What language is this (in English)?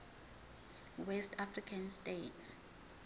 Zulu